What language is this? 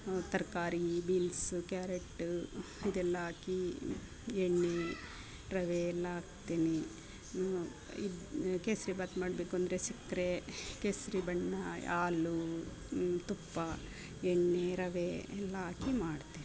Kannada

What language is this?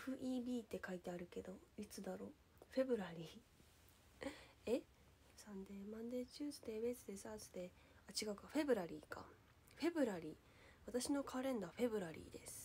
Japanese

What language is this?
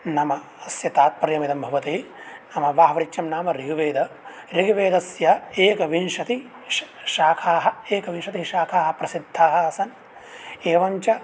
Sanskrit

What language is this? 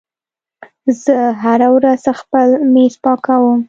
Pashto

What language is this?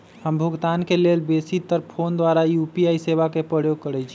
Magahi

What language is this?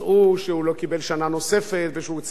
Hebrew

